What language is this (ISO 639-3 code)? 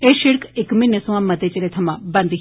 doi